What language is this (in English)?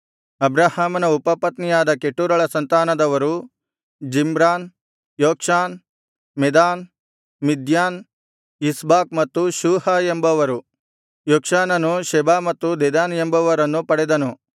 Kannada